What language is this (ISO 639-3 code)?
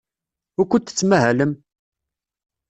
kab